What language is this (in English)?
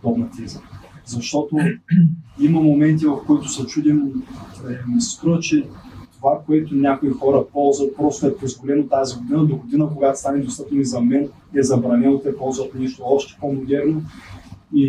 Bulgarian